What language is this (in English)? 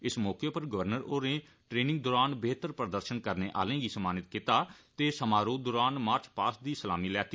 Dogri